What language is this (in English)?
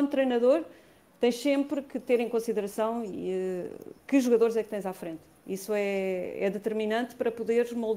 Portuguese